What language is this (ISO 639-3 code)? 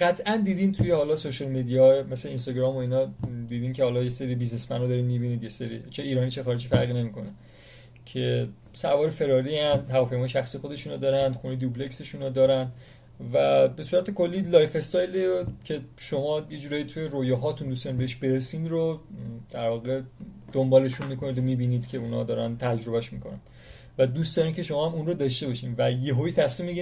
fas